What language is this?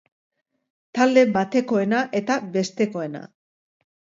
Basque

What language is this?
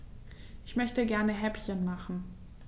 German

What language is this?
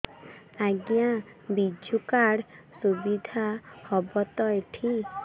Odia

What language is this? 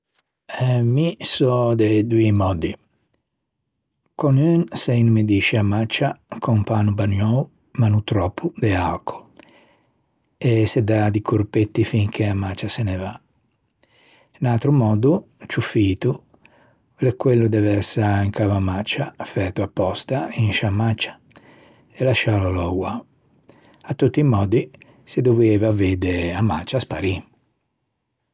Ligurian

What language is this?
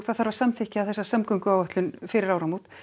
Icelandic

